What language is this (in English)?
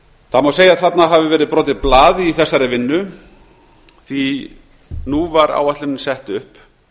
Icelandic